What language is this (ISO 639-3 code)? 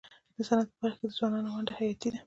pus